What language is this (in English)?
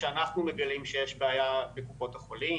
Hebrew